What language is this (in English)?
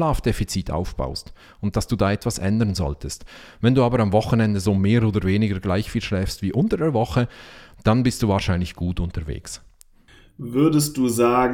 German